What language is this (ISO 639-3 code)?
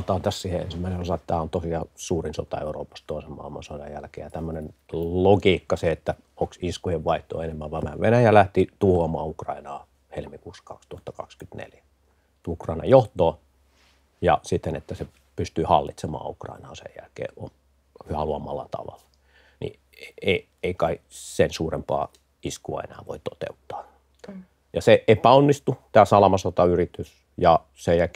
fin